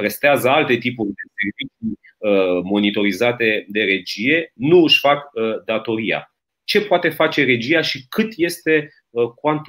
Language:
Romanian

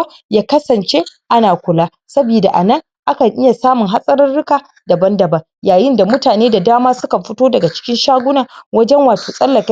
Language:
Hausa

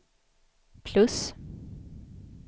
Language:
Swedish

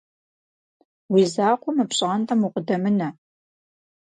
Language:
Kabardian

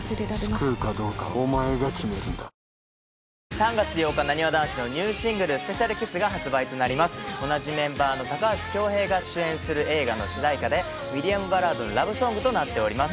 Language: Japanese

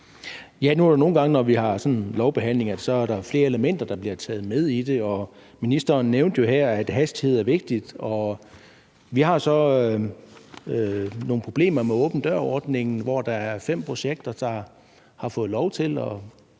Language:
Danish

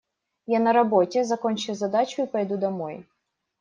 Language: Russian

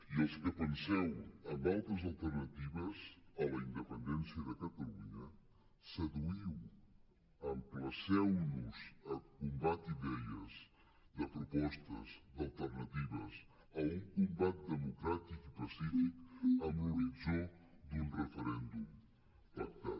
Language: Catalan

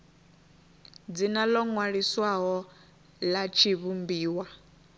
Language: Venda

